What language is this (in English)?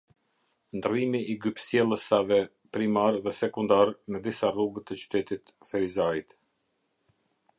Albanian